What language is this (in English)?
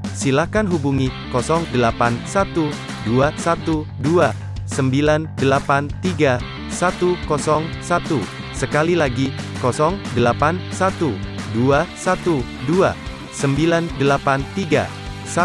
Indonesian